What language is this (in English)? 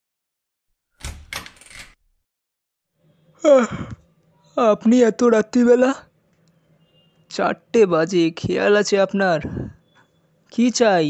Hindi